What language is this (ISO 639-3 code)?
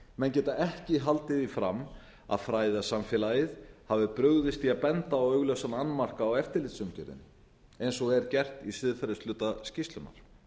isl